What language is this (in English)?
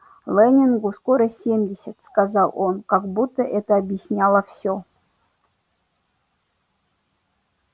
Russian